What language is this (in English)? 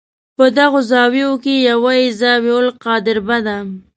Pashto